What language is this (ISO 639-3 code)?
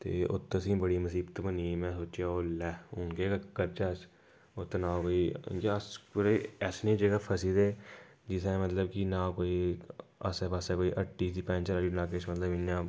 doi